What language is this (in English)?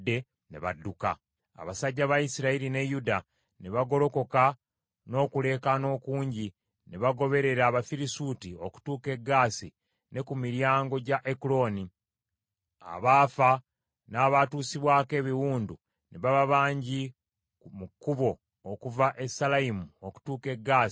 Ganda